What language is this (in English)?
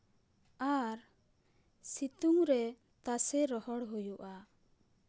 Santali